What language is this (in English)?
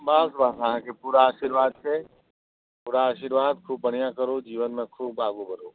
Maithili